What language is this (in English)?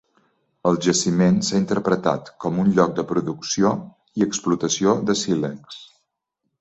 Catalan